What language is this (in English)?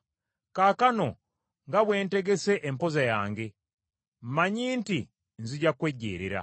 Ganda